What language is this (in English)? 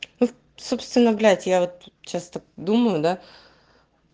Russian